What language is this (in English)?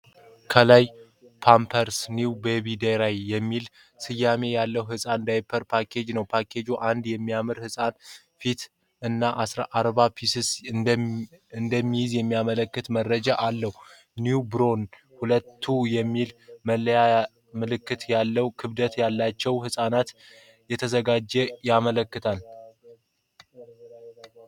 Amharic